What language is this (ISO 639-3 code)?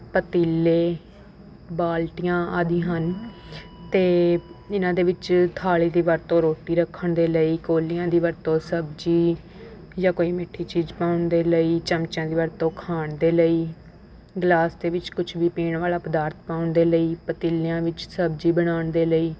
pan